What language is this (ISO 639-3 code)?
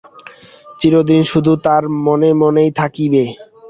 ben